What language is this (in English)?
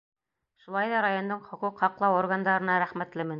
Bashkir